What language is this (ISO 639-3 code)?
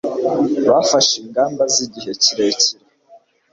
kin